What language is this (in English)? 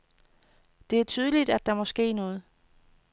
Danish